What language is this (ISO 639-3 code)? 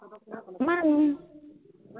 asm